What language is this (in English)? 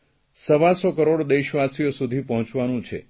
Gujarati